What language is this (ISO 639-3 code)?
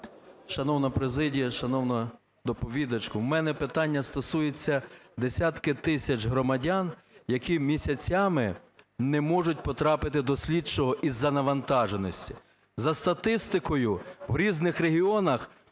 ukr